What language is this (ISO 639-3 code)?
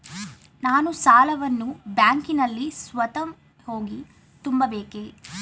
kan